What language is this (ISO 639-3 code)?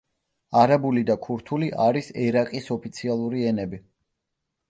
kat